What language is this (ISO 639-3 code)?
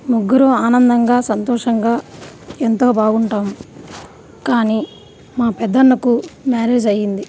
tel